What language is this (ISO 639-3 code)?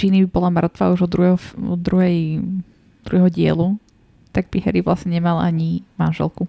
slk